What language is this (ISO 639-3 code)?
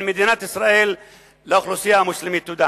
heb